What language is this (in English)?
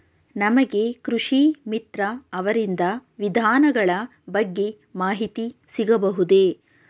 Kannada